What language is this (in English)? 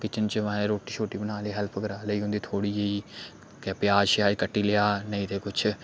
Dogri